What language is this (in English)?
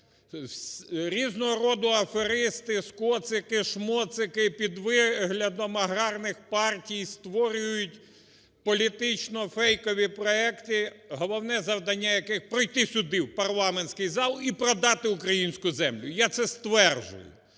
Ukrainian